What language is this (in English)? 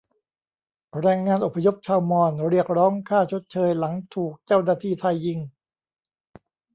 Thai